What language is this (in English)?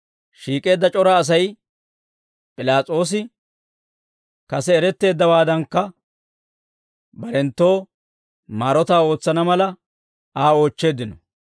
Dawro